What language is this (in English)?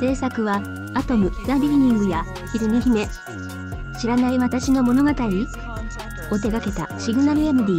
Japanese